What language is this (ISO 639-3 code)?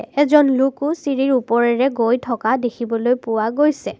asm